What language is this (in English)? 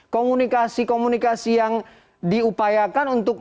Indonesian